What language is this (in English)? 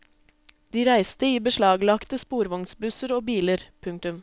Norwegian